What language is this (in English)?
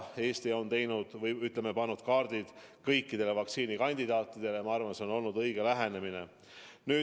Estonian